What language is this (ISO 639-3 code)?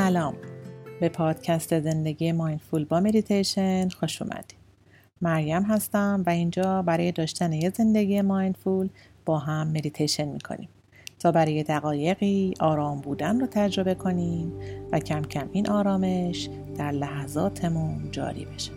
fas